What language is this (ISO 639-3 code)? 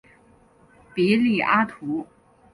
zho